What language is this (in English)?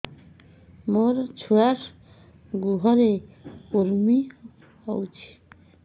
Odia